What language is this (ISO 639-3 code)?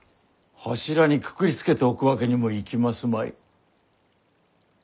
jpn